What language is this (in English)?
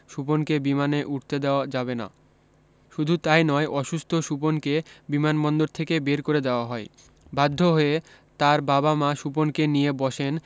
Bangla